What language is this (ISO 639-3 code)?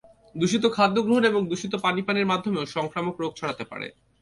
ben